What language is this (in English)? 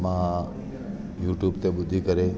Sindhi